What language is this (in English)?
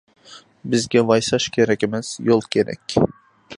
Uyghur